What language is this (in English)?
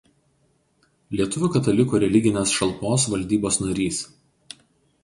Lithuanian